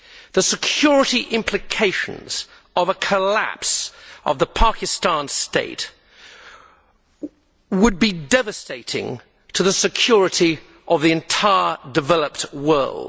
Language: English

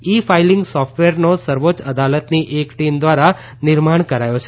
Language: Gujarati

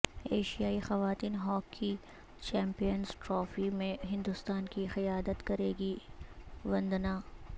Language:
Urdu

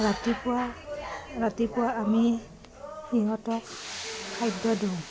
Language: Assamese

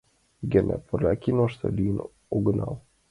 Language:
Mari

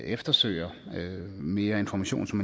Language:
Danish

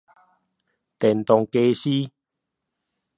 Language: Min Nan Chinese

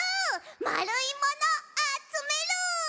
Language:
Japanese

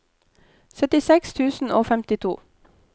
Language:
Norwegian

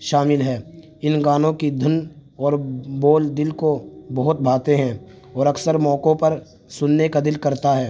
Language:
Urdu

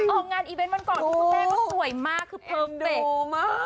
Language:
Thai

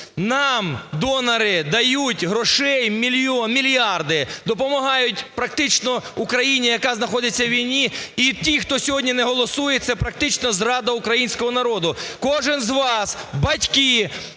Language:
Ukrainian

